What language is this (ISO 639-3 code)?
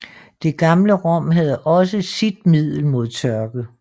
dan